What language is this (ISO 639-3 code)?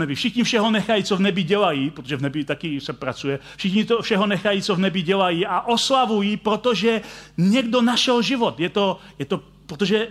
ces